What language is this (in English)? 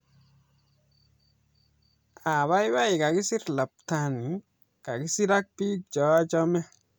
Kalenjin